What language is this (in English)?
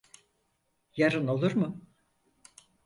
Turkish